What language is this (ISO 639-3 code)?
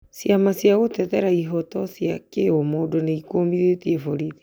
kik